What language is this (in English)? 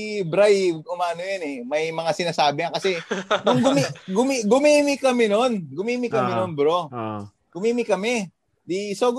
Filipino